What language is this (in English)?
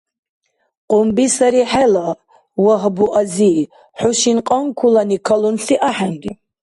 Dargwa